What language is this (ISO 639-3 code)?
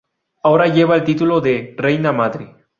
spa